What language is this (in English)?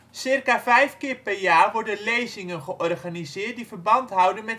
Dutch